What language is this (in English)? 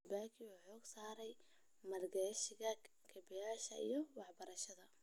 Somali